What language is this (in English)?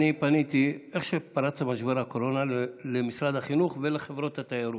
Hebrew